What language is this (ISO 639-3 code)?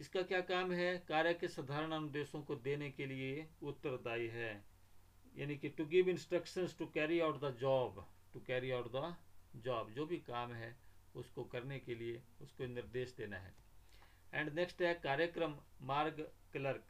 hin